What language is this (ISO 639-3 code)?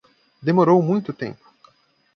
por